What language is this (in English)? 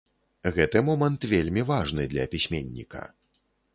Belarusian